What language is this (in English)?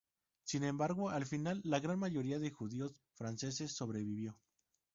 Spanish